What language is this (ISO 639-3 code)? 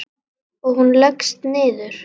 isl